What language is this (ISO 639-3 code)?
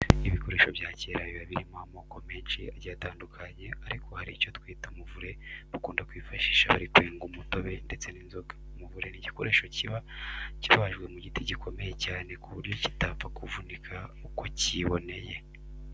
kin